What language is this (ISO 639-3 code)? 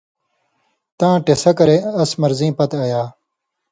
mvy